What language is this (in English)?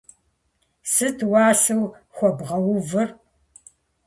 Kabardian